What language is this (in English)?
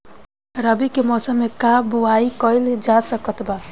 Bhojpuri